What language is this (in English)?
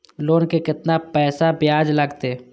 Maithili